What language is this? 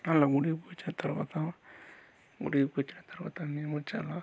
Telugu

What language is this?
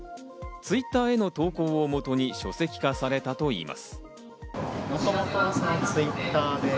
Japanese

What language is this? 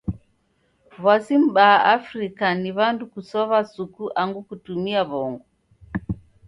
Taita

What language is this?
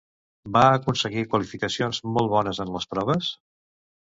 Catalan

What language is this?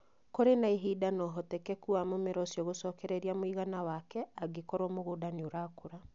Kikuyu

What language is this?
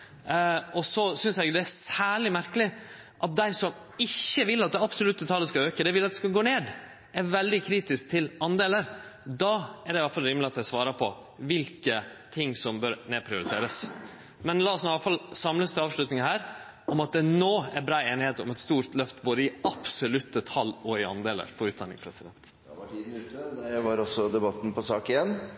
Norwegian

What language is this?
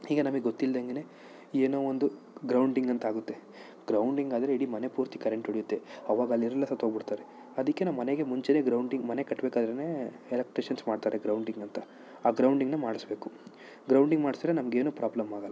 Kannada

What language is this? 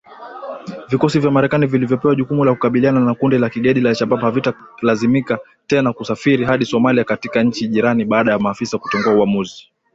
Swahili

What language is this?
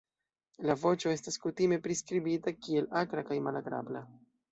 Esperanto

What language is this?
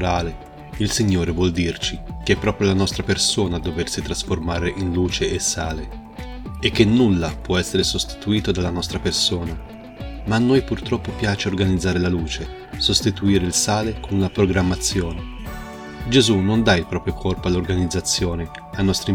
Italian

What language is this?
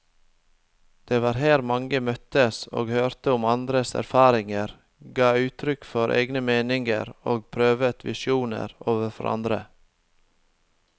Norwegian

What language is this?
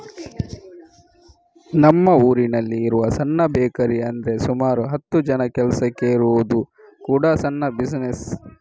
Kannada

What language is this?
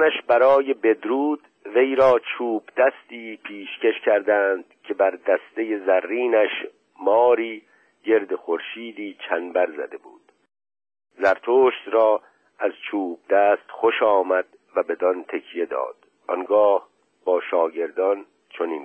Persian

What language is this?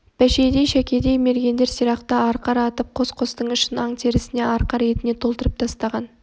Kazakh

